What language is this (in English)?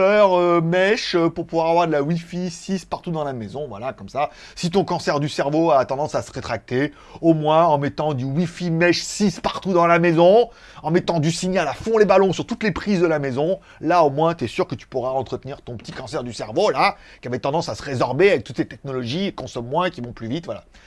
French